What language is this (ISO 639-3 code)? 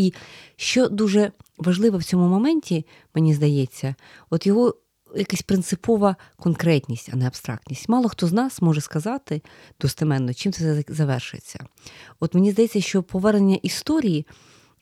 ukr